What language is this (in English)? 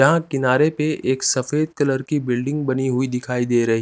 Hindi